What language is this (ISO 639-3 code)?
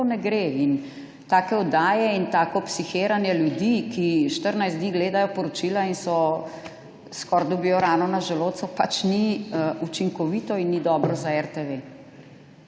slv